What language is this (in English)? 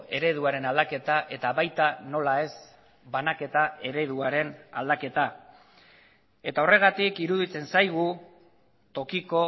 Basque